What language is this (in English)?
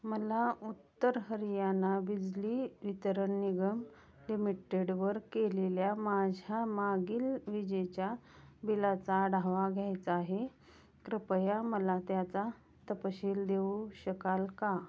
Marathi